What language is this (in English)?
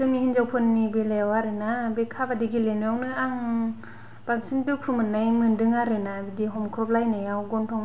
Bodo